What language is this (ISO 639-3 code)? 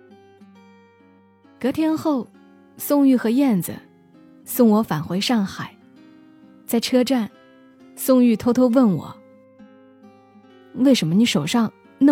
zho